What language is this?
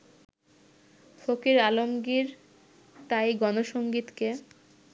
Bangla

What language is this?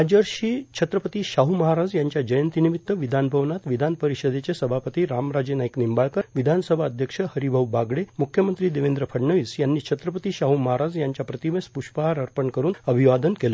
Marathi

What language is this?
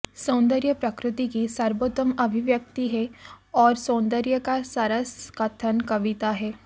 Hindi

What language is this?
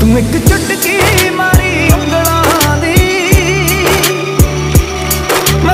Arabic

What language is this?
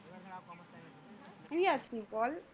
Bangla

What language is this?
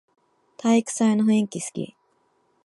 Japanese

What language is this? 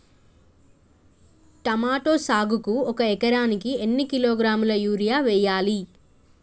Telugu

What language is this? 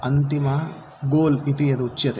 Sanskrit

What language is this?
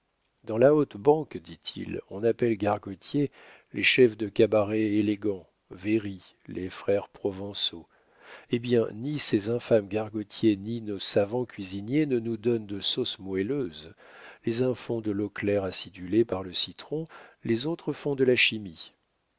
French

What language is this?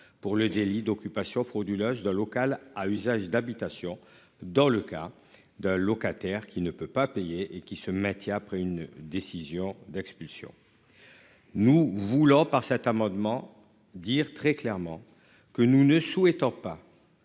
French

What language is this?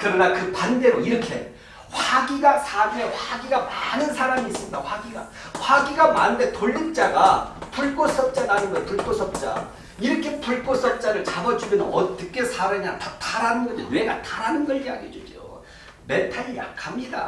Korean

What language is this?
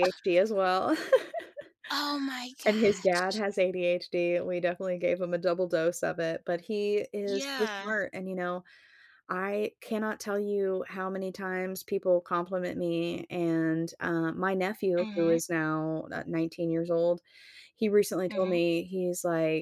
English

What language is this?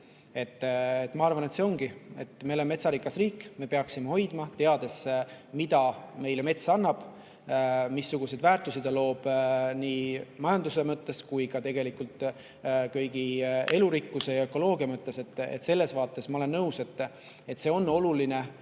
Estonian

